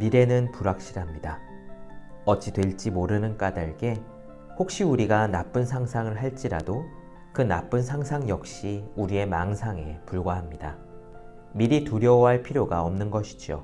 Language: Korean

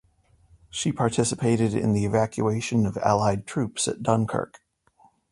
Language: English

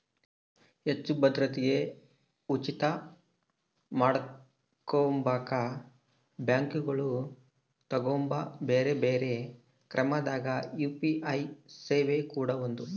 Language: Kannada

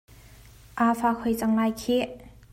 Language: Hakha Chin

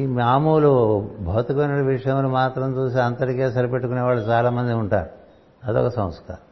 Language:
Telugu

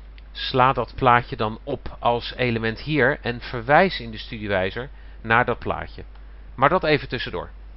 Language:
Dutch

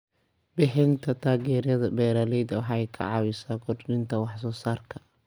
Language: Somali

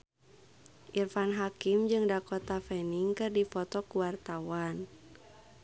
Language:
Sundanese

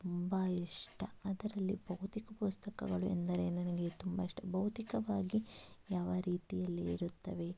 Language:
Kannada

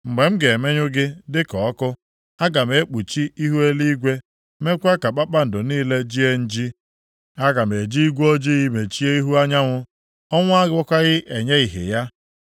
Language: Igbo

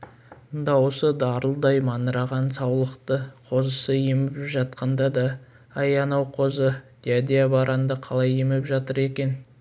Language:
Kazakh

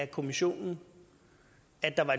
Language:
Danish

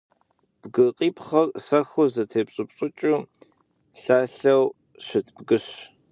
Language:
Kabardian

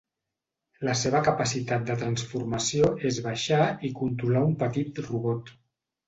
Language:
Catalan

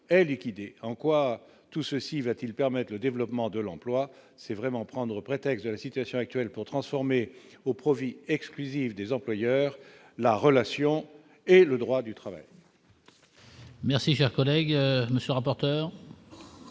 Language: French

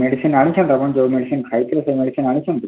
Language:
Odia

